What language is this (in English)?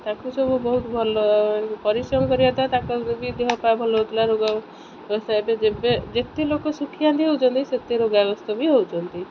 Odia